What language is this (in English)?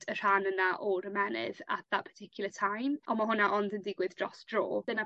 Welsh